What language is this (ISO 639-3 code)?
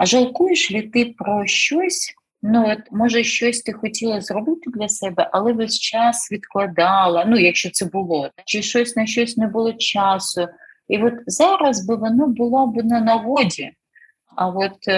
ukr